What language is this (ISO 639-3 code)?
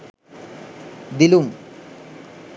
sin